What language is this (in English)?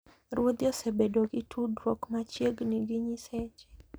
Luo (Kenya and Tanzania)